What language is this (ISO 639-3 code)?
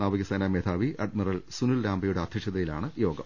mal